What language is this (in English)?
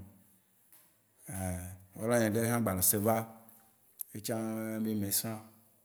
Waci Gbe